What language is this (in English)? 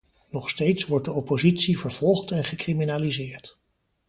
Dutch